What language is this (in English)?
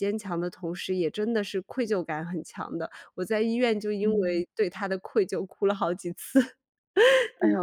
Chinese